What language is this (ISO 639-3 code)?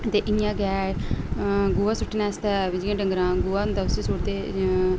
doi